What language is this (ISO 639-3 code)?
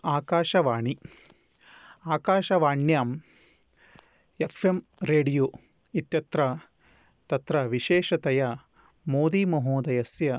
san